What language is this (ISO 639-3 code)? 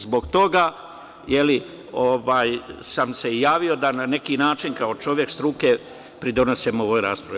srp